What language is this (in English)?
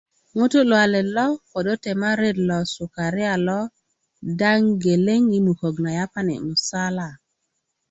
Kuku